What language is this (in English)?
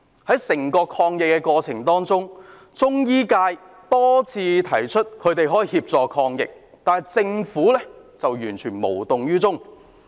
Cantonese